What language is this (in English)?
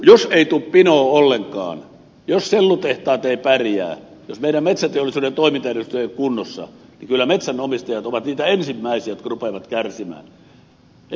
Finnish